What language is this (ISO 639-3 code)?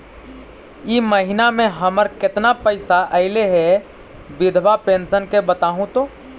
mag